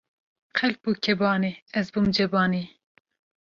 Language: Kurdish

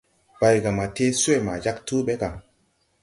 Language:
Tupuri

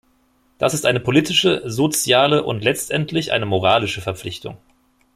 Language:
German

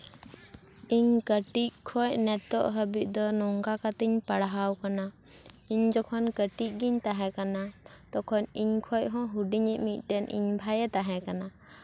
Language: Santali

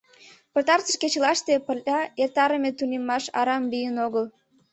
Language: Mari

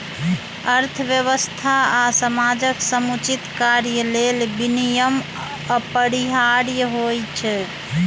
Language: Maithili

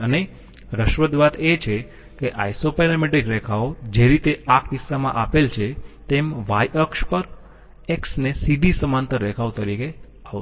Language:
Gujarati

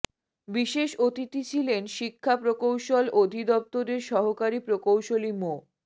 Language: Bangla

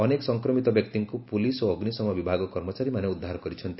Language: Odia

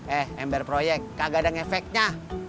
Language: Indonesian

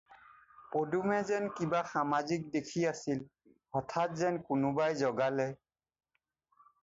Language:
Assamese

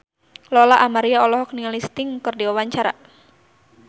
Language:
Sundanese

